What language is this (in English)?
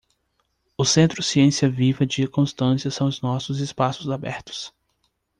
Portuguese